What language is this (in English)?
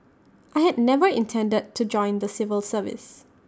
English